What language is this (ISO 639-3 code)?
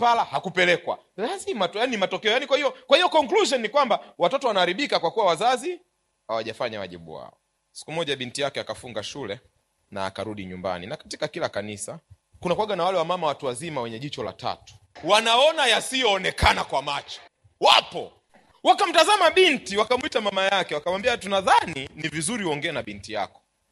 swa